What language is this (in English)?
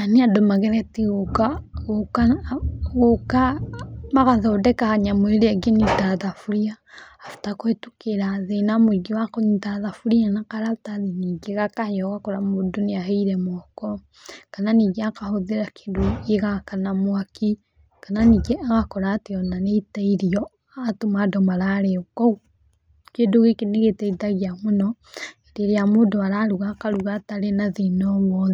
Kikuyu